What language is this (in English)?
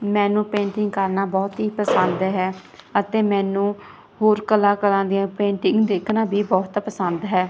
Punjabi